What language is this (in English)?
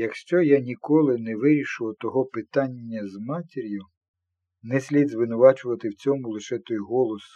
Ukrainian